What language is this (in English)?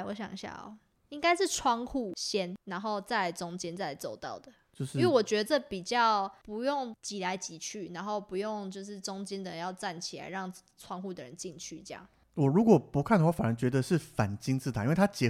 Chinese